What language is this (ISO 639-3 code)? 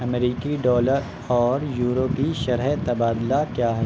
urd